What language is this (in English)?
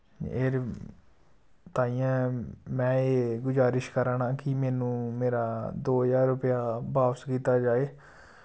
Dogri